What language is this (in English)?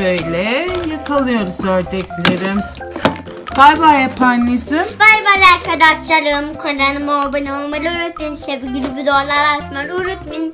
Turkish